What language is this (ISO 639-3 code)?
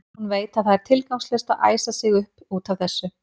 isl